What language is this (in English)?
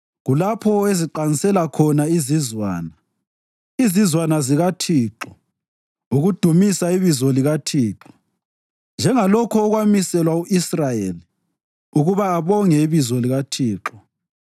North Ndebele